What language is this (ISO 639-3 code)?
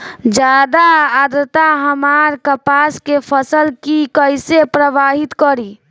bho